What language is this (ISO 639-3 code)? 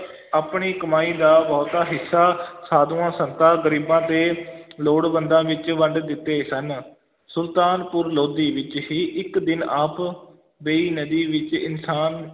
pan